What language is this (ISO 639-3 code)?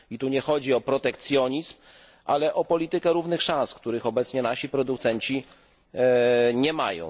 pol